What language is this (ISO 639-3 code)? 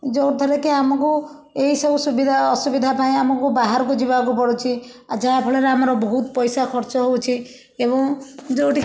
ori